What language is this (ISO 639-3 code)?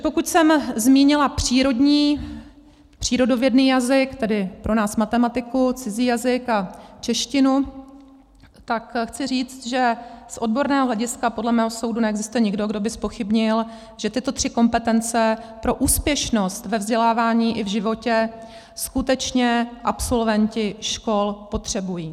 ces